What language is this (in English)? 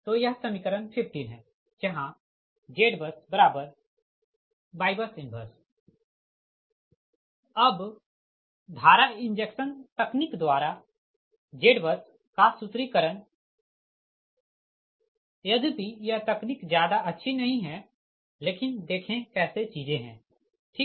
Hindi